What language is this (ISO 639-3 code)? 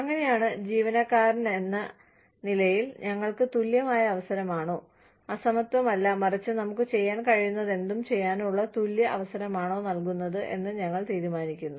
mal